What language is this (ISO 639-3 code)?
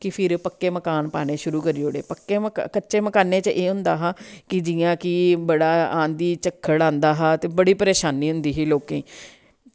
doi